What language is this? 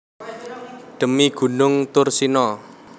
Javanese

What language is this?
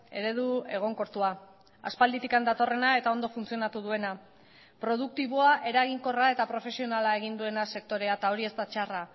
Basque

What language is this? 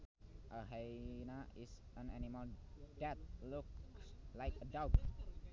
Sundanese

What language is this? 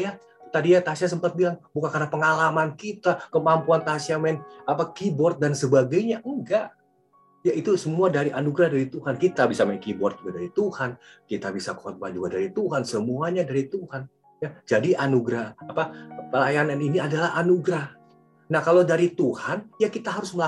Indonesian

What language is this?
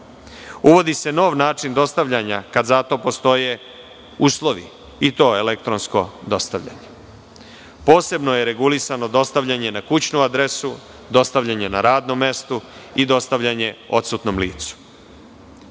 Serbian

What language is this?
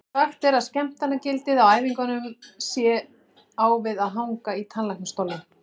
Icelandic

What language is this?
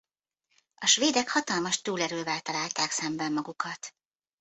Hungarian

